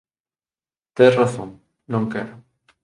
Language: Galician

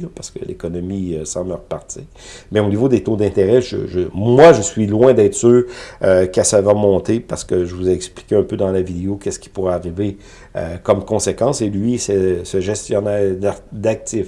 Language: French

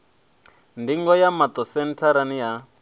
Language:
Venda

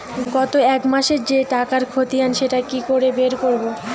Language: Bangla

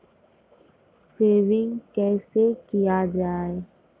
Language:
Maithili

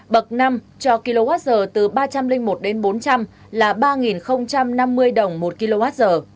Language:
Vietnamese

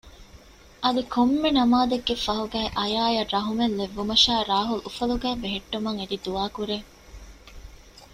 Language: Divehi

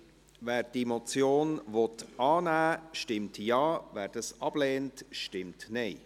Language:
Swiss German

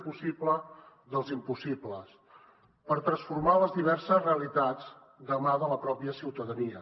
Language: Catalan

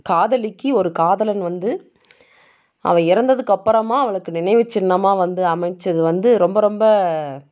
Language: Tamil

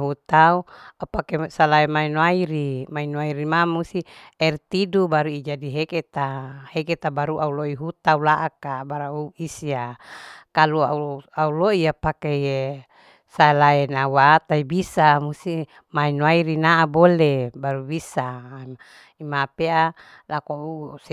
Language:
Larike-Wakasihu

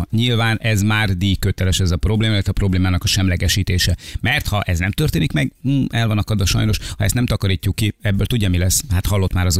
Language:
Hungarian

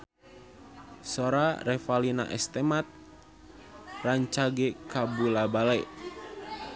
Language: Sundanese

